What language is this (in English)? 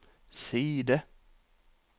Norwegian